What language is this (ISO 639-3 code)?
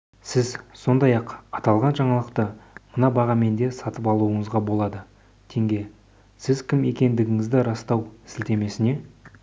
kaz